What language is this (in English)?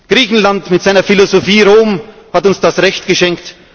German